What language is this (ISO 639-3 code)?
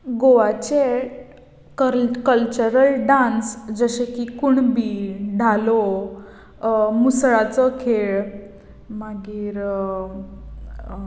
kok